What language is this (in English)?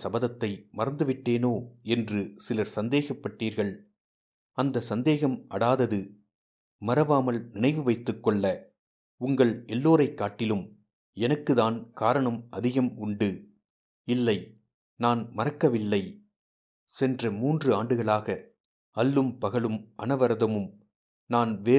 Tamil